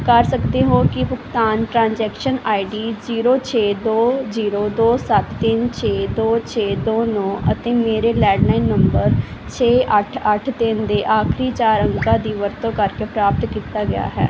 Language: Punjabi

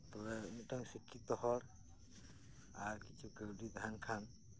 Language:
Santali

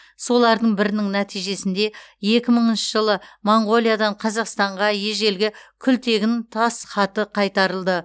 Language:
Kazakh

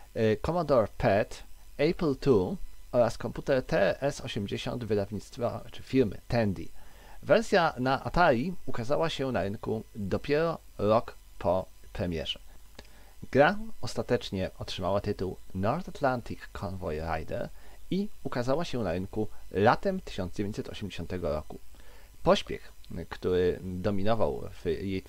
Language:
Polish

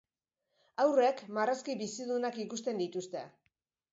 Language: Basque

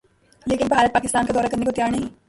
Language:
Urdu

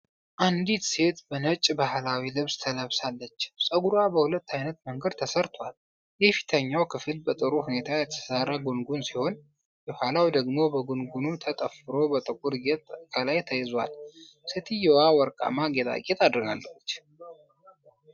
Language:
Amharic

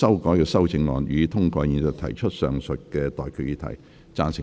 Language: Cantonese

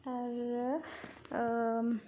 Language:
Bodo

